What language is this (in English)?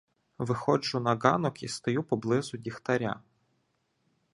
Ukrainian